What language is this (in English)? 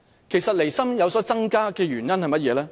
Cantonese